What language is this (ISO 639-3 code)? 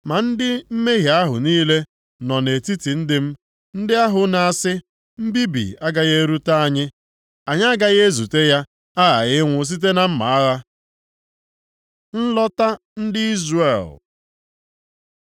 ibo